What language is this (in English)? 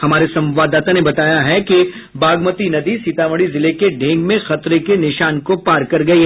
Hindi